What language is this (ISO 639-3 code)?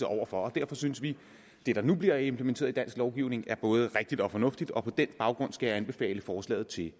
dan